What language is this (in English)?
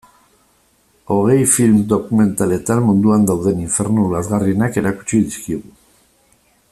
Basque